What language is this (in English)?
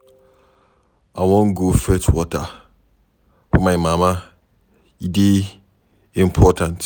Nigerian Pidgin